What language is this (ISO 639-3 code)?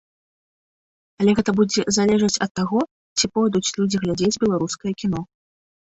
bel